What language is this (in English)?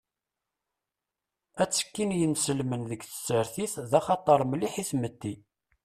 Kabyle